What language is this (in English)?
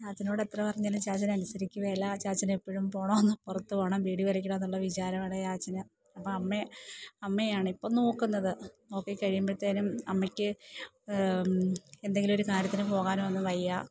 Malayalam